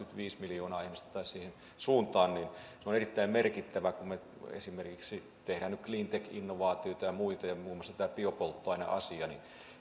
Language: Finnish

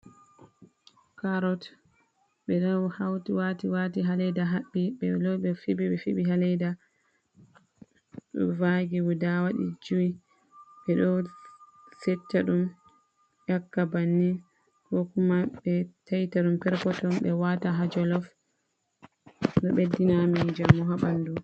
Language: Fula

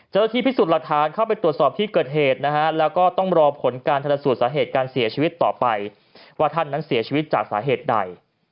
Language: Thai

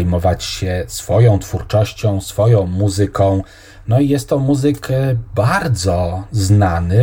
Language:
Polish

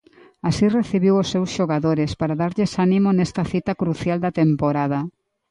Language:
Galician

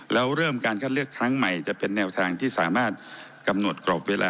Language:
Thai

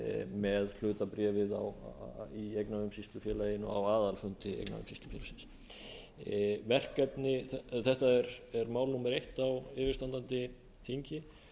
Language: Icelandic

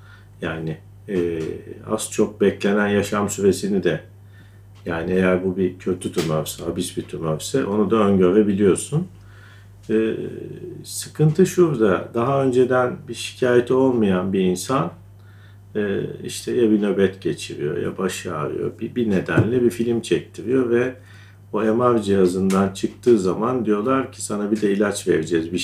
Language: Turkish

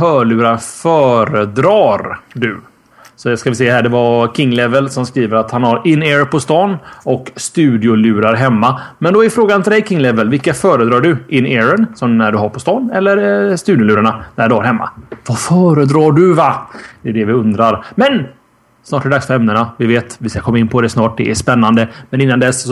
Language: Swedish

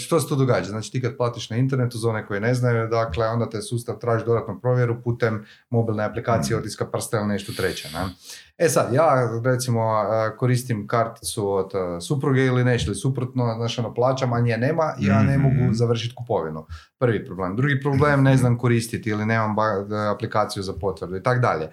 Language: Croatian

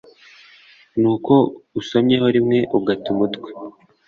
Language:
Kinyarwanda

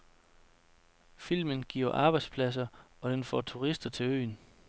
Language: Danish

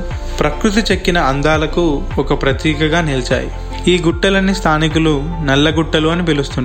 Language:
Telugu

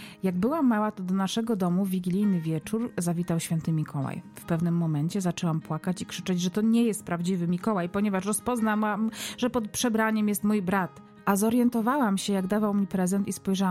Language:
Polish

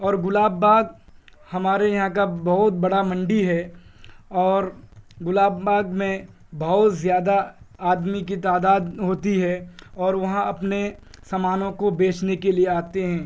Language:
Urdu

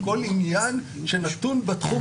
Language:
Hebrew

